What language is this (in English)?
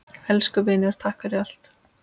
Icelandic